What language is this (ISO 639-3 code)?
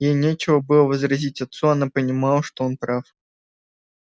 rus